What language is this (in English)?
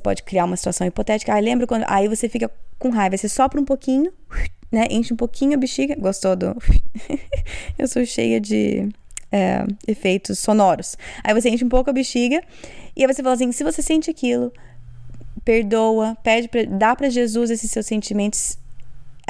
Portuguese